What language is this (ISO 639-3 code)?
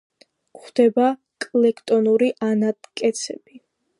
kat